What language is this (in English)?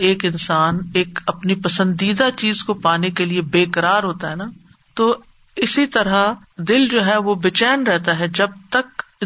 Urdu